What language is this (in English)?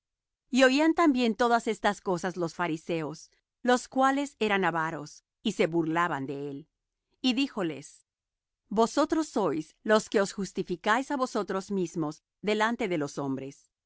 Spanish